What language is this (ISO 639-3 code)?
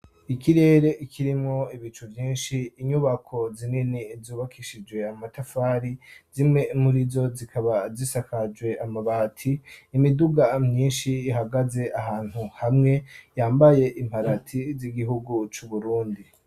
run